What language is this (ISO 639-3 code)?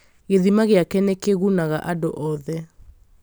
kik